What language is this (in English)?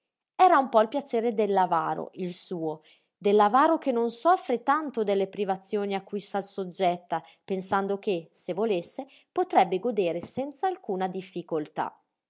Italian